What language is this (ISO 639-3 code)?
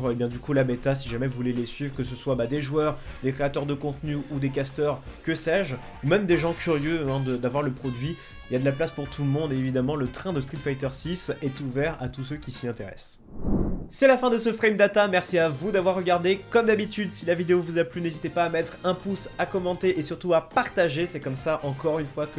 fra